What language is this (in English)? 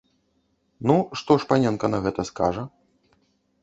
Belarusian